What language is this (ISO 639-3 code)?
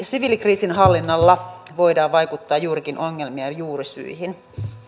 fin